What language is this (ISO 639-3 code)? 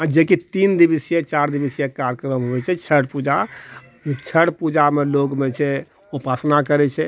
mai